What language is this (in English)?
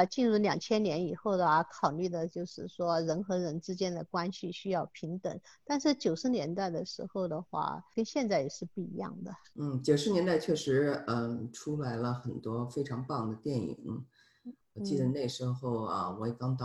Chinese